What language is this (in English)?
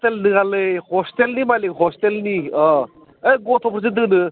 Bodo